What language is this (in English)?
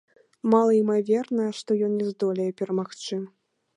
Belarusian